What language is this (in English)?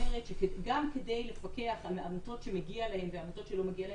Hebrew